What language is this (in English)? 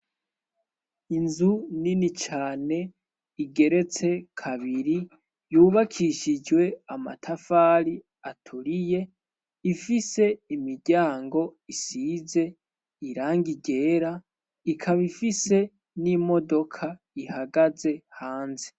Rundi